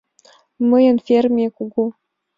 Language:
Mari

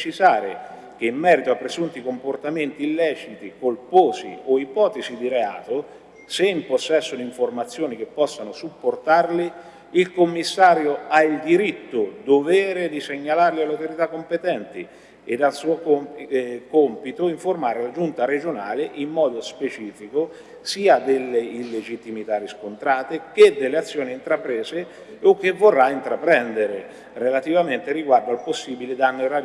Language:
Italian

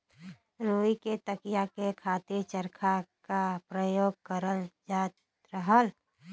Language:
Bhojpuri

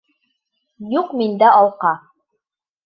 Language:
Bashkir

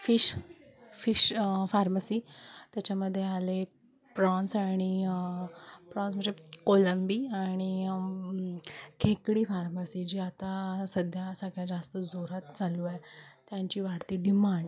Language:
Marathi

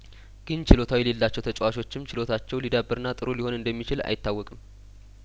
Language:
Amharic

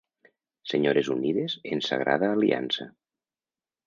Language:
Catalan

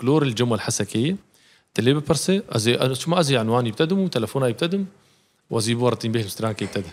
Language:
Arabic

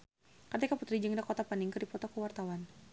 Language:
Sundanese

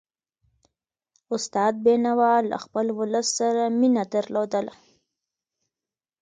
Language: Pashto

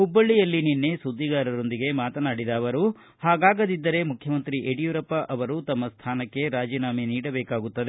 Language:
Kannada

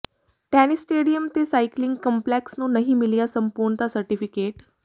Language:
Punjabi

